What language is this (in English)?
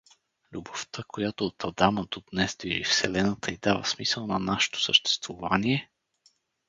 Bulgarian